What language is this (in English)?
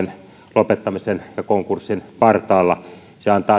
Finnish